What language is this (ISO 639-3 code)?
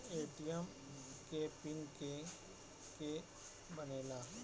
bho